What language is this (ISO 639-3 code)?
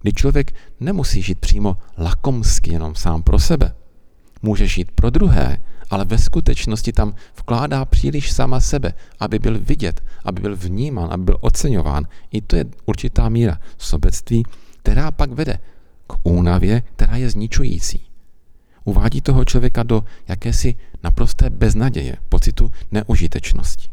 ces